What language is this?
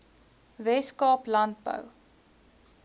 Afrikaans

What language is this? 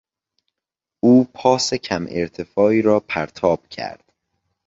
Persian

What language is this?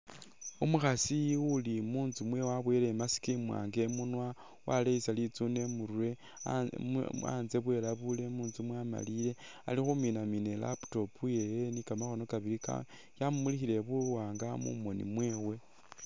Masaaba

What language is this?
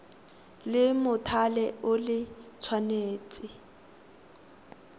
Tswana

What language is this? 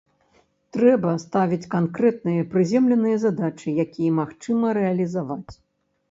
Belarusian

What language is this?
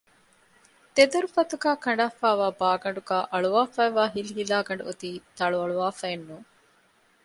Divehi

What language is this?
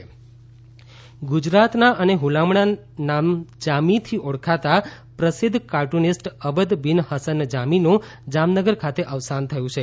Gujarati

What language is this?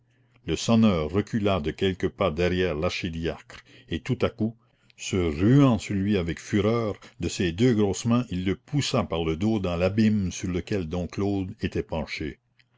French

